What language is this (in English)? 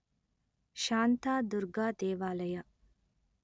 Kannada